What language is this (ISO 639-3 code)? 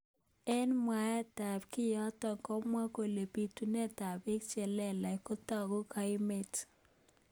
kln